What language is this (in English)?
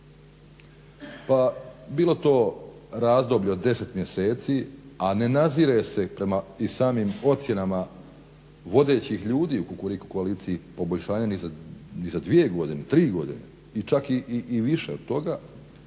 Croatian